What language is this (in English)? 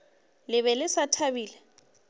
Northern Sotho